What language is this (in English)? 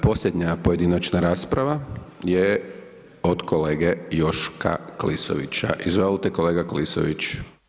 Croatian